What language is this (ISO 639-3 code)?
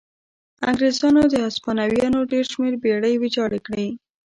pus